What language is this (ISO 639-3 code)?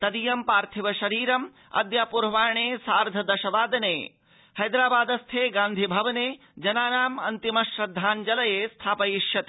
san